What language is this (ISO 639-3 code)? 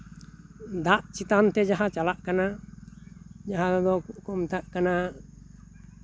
sat